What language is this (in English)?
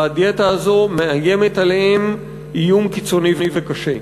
Hebrew